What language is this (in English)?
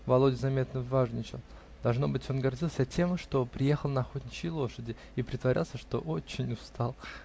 Russian